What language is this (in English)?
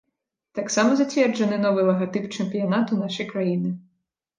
Belarusian